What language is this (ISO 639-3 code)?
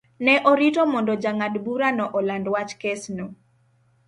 luo